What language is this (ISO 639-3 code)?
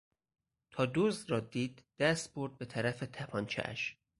fas